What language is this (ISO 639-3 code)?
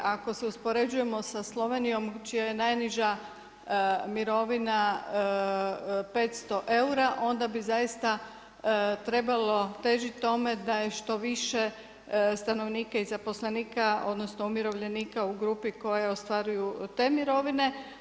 hrv